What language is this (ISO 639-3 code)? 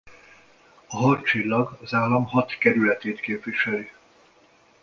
hun